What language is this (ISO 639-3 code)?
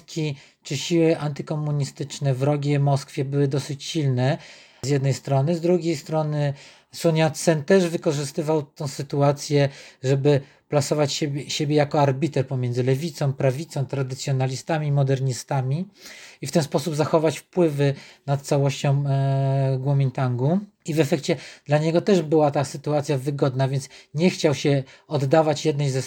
pol